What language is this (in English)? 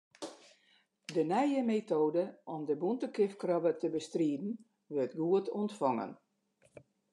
Western Frisian